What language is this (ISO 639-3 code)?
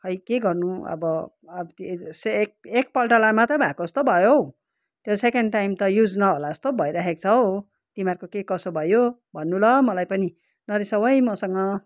nep